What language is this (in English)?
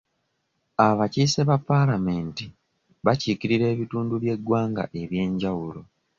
Ganda